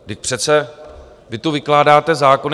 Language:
Czech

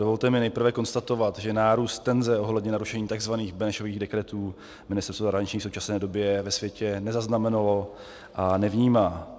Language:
Czech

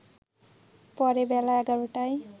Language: Bangla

